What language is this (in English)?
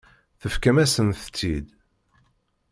Kabyle